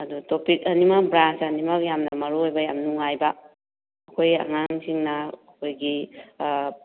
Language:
Manipuri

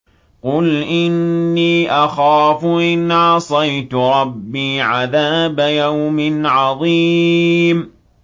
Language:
Arabic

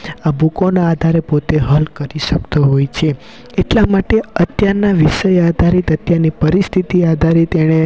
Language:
Gujarati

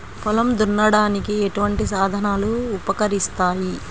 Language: Telugu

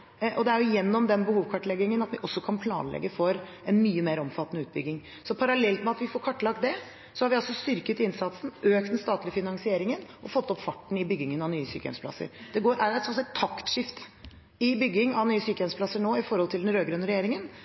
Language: Norwegian Bokmål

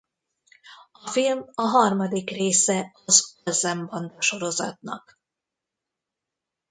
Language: Hungarian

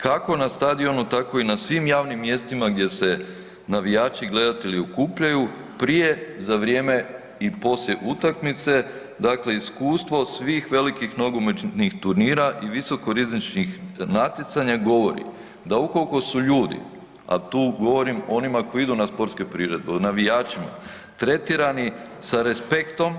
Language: Croatian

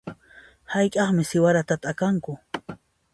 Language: Puno Quechua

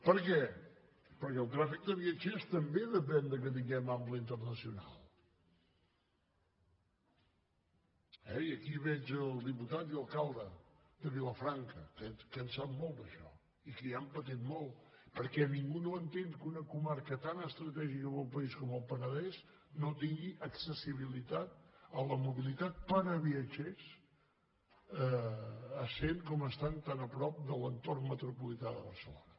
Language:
Catalan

